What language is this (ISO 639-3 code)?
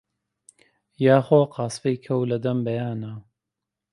ckb